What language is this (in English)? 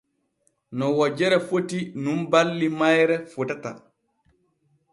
Borgu Fulfulde